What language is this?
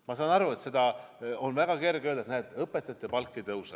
Estonian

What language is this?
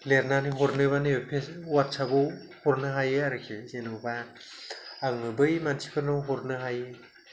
Bodo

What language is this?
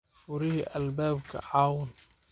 Somali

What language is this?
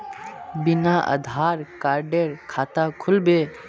Magahi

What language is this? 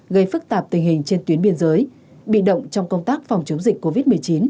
Vietnamese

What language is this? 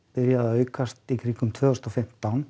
Icelandic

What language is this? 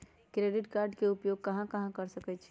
Magahi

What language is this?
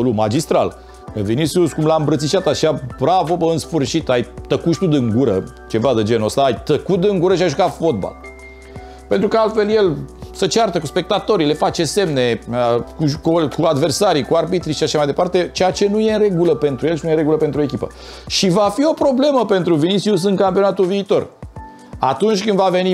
Romanian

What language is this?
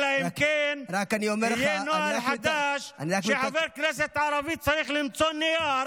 Hebrew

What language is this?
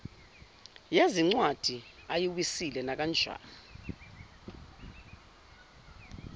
Zulu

